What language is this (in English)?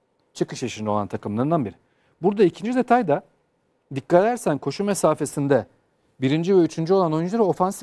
Turkish